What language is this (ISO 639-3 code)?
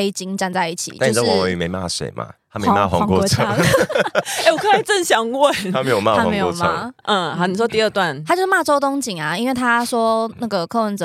zho